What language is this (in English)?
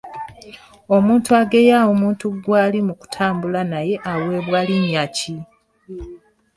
Ganda